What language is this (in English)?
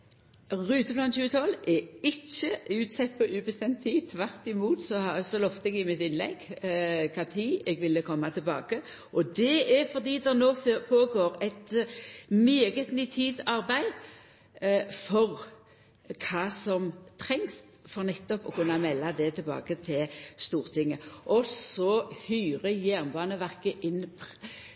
Norwegian Nynorsk